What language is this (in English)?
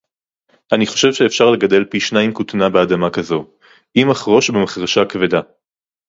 Hebrew